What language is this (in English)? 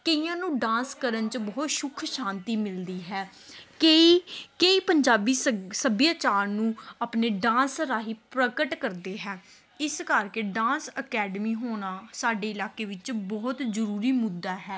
Punjabi